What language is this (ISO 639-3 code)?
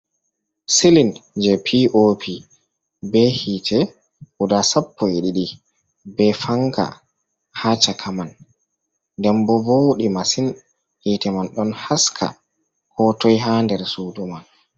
ful